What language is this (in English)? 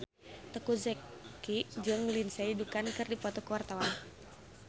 Sundanese